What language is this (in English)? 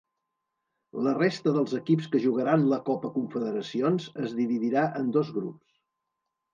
Catalan